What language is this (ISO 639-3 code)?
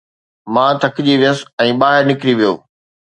snd